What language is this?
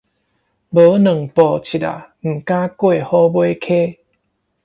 Min Nan Chinese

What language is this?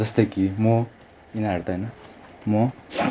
Nepali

